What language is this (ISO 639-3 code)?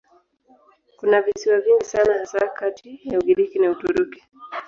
swa